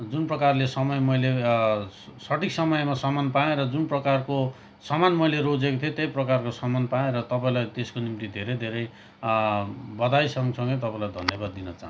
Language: Nepali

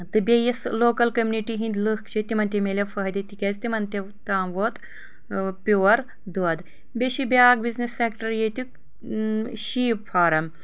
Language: Kashmiri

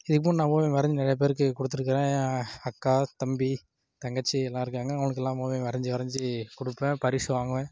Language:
Tamil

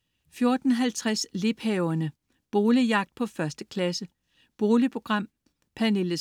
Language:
Danish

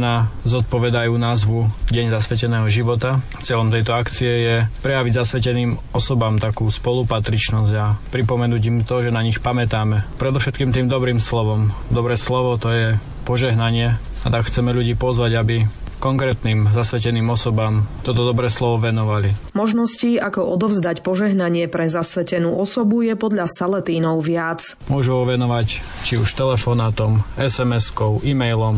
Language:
Slovak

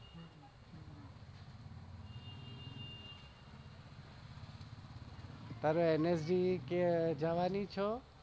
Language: Gujarati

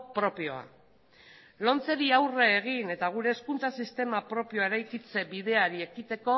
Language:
Basque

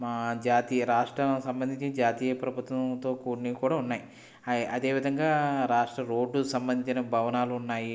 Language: Telugu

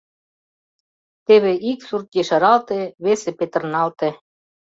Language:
Mari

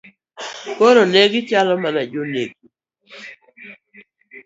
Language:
Luo (Kenya and Tanzania)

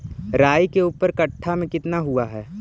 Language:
Magahi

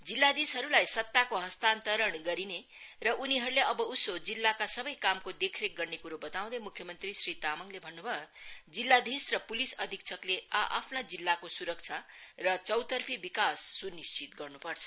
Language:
Nepali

